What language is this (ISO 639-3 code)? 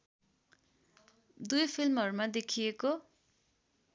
nep